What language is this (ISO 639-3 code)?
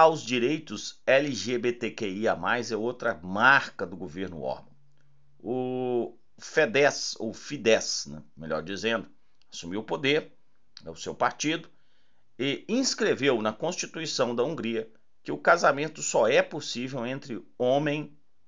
por